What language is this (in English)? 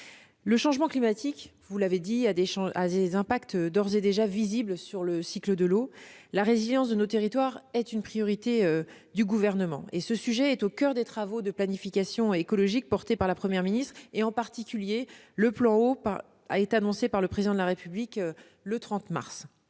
French